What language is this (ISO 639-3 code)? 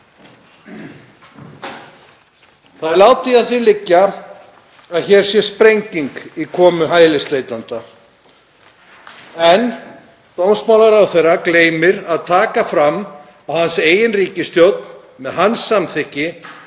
isl